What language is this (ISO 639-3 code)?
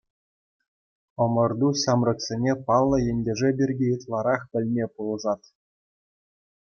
chv